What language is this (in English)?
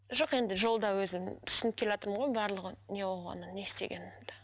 Kazakh